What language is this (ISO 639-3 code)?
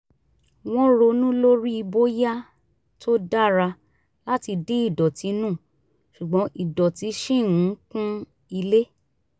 yor